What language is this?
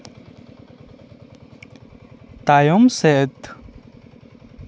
Santali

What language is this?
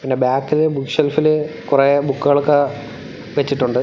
Malayalam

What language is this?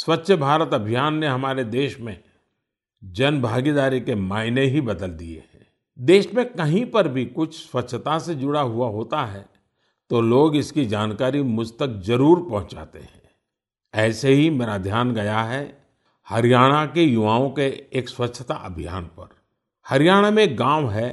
Hindi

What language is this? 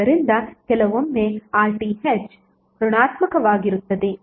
Kannada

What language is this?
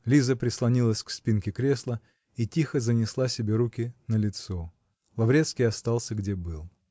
Russian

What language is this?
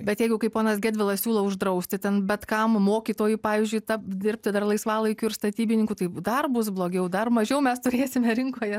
Lithuanian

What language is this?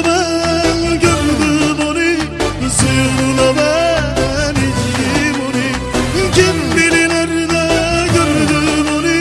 Turkish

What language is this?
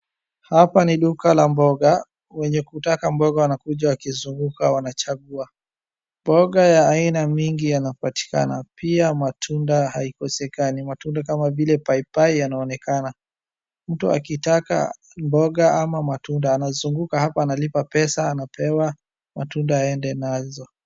Swahili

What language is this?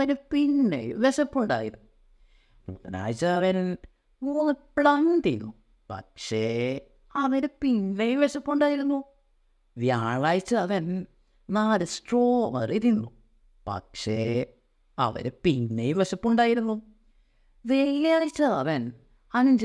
Malayalam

